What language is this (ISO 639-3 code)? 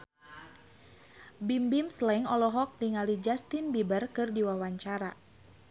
sun